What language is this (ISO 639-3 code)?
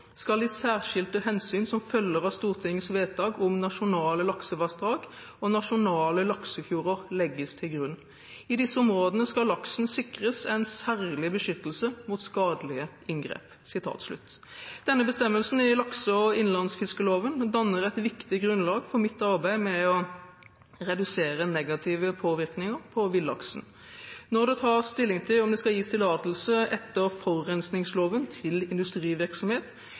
nob